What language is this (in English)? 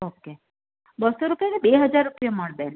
Gujarati